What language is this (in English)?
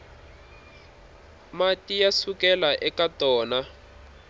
Tsonga